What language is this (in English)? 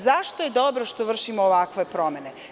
Serbian